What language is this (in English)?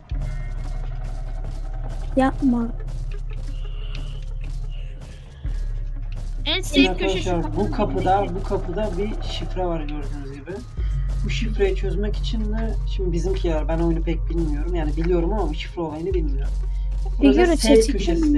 Turkish